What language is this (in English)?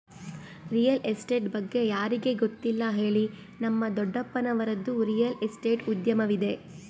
Kannada